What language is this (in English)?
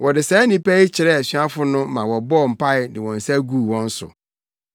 Akan